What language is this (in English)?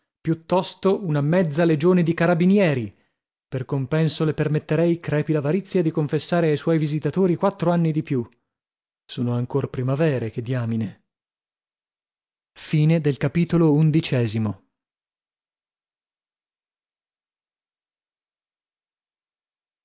Italian